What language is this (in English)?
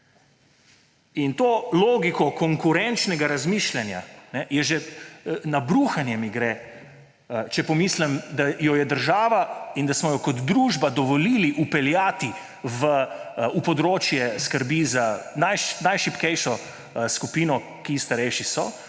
Slovenian